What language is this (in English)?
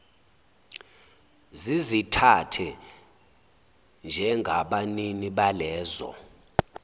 Zulu